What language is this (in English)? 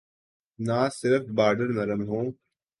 Urdu